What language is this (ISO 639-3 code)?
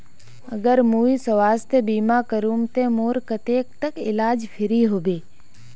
mag